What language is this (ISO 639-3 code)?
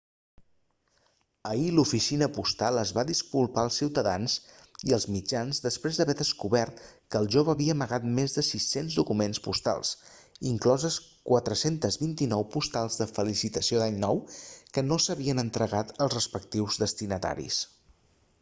cat